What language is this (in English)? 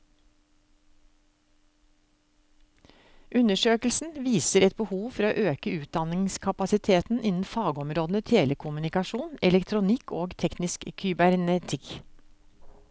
Norwegian